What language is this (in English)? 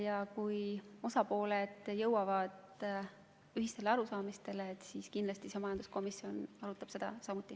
Estonian